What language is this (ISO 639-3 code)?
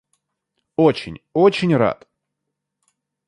rus